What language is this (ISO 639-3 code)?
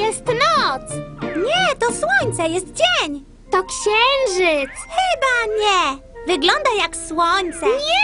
pol